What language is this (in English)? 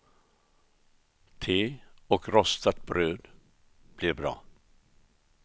Swedish